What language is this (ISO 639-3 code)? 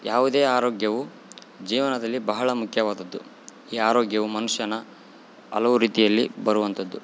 kan